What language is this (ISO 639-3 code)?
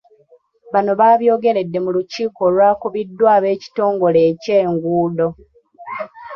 lug